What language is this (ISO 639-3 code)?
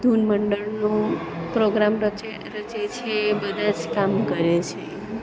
guj